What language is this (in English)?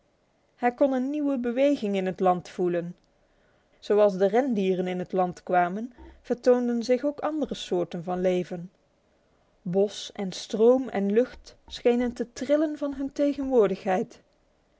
Dutch